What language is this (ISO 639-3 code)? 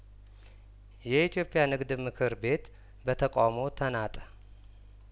amh